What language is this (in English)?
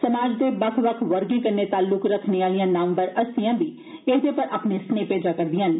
Dogri